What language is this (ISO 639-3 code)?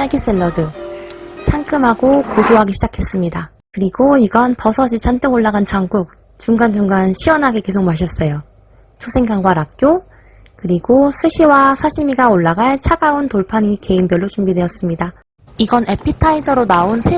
kor